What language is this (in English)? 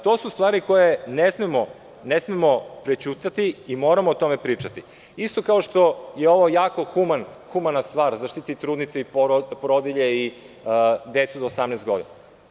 Serbian